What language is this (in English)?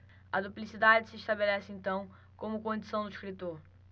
Portuguese